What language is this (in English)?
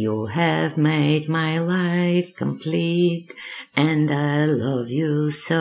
Bulgarian